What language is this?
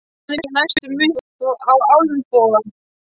Icelandic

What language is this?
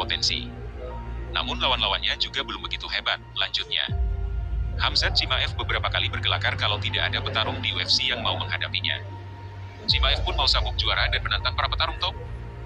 Indonesian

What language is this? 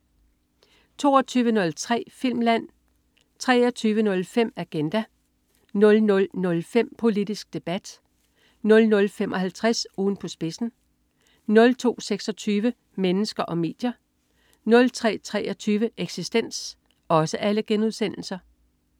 Danish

